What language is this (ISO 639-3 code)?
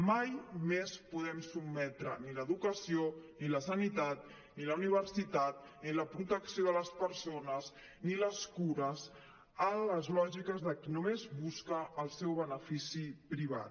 cat